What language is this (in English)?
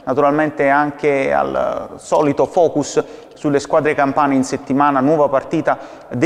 Italian